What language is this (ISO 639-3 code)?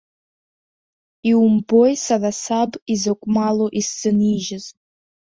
abk